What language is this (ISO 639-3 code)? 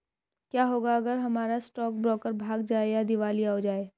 hin